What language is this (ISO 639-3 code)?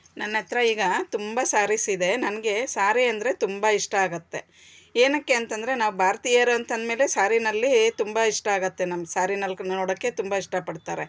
kan